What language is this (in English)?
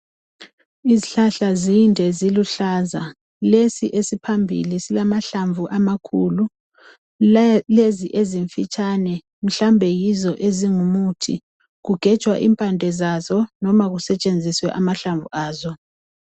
North Ndebele